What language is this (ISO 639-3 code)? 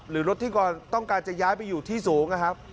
tha